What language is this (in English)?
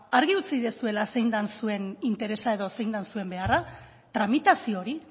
Basque